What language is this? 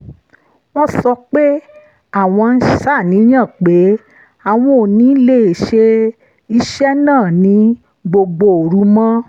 Yoruba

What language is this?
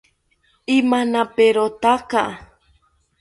South Ucayali Ashéninka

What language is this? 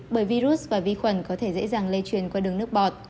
Vietnamese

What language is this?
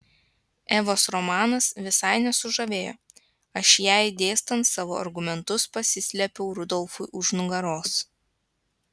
Lithuanian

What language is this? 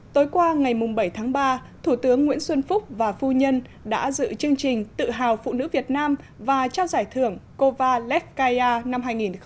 Vietnamese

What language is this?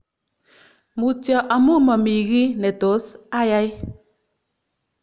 Kalenjin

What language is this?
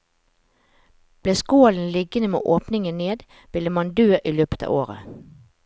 Norwegian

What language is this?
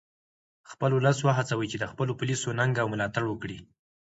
Pashto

